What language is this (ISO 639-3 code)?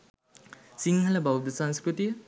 sin